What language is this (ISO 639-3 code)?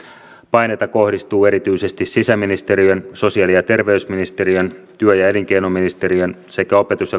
fin